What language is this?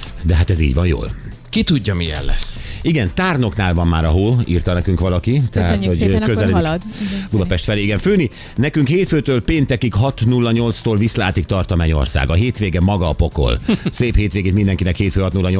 Hungarian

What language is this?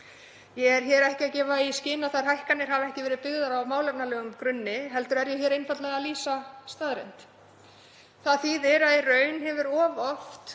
Icelandic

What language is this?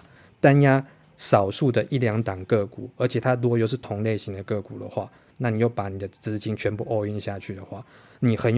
Chinese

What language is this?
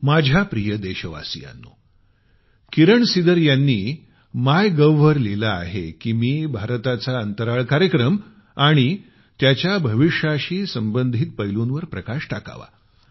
Marathi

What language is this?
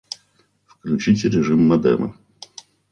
Russian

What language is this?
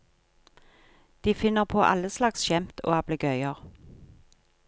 Norwegian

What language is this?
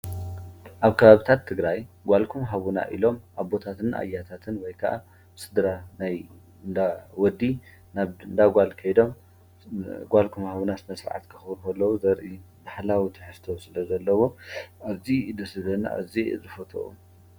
Tigrinya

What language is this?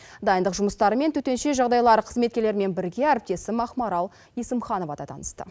Kazakh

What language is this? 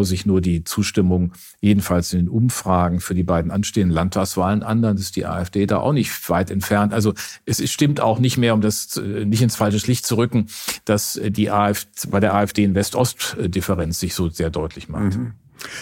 German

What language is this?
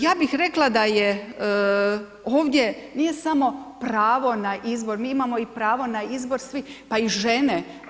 Croatian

